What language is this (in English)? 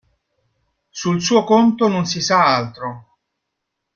Italian